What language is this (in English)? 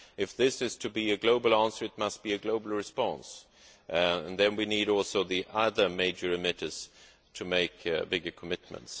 English